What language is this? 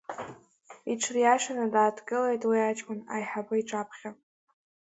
Abkhazian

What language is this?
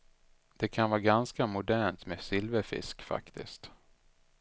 Swedish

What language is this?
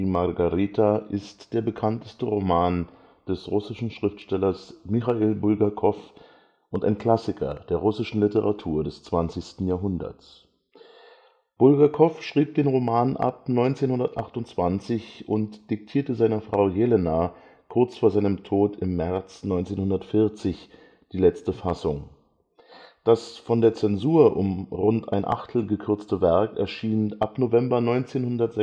German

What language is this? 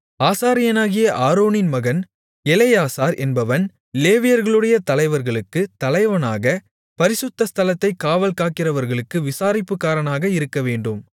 Tamil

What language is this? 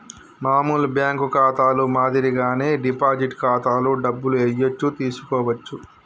Telugu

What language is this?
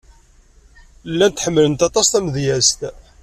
Kabyle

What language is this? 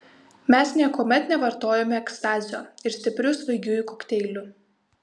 Lithuanian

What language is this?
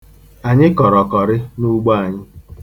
Igbo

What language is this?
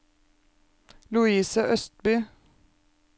Norwegian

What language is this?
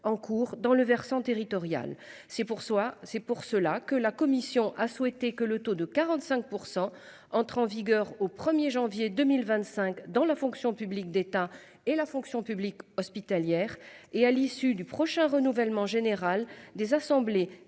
French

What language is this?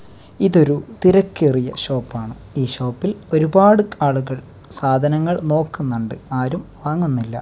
Malayalam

